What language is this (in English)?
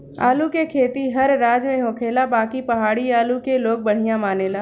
Bhojpuri